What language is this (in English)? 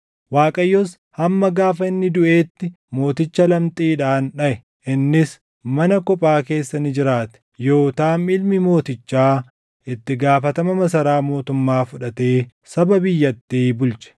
Oromo